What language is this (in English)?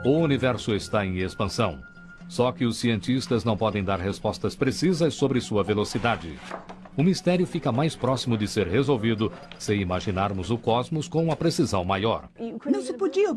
Portuguese